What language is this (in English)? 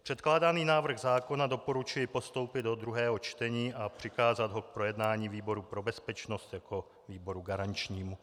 Czech